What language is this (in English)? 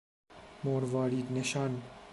Persian